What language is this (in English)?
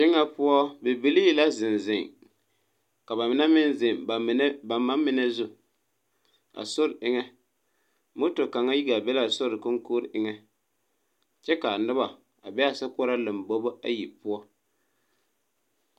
Southern Dagaare